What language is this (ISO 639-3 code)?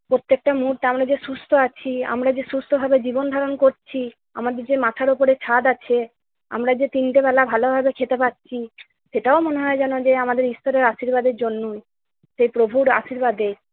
ben